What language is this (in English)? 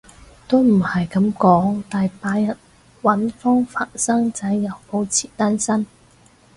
Cantonese